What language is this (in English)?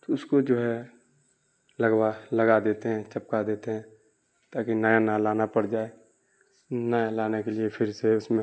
Urdu